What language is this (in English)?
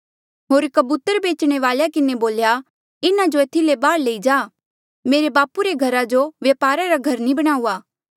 Mandeali